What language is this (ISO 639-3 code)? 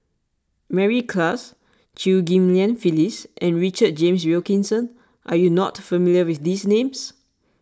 eng